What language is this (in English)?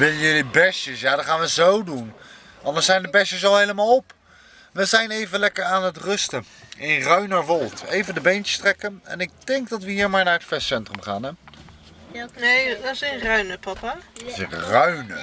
Dutch